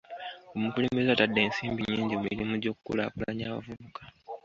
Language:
Ganda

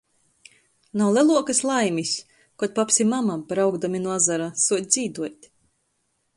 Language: Latgalian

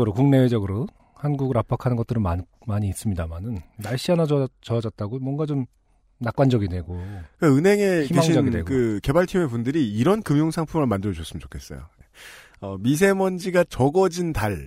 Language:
Korean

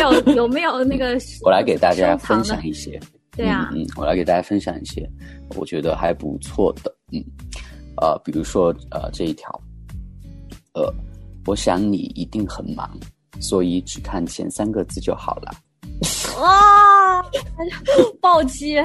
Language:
Chinese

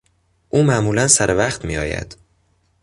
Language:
Persian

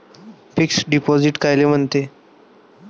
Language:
Marathi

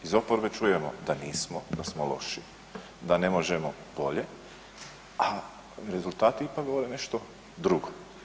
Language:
Croatian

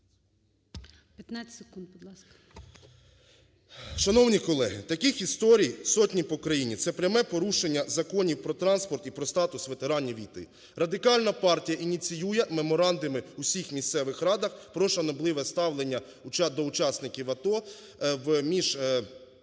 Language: Ukrainian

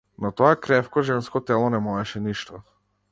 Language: Macedonian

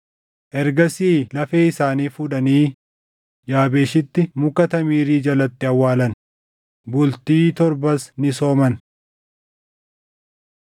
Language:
Oromo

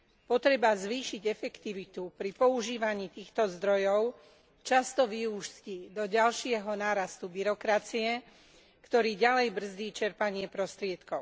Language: Slovak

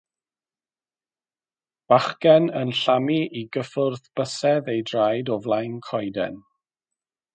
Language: Welsh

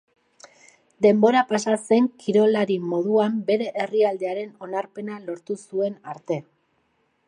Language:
Basque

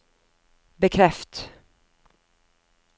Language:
Norwegian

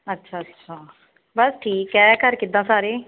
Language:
Punjabi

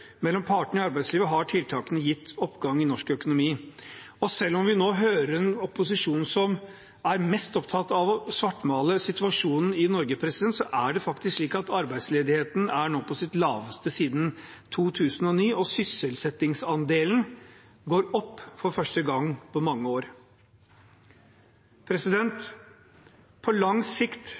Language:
Norwegian Bokmål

